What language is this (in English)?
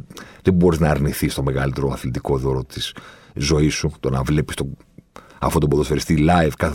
Greek